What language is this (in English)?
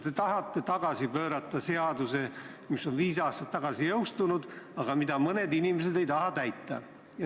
Estonian